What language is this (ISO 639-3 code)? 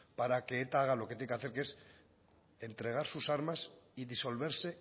spa